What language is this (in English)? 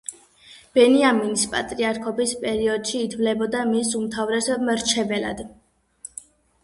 Georgian